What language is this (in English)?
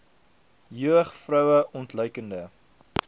Afrikaans